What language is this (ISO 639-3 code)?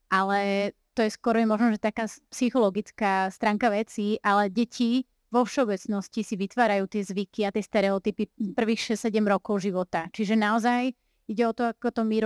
slk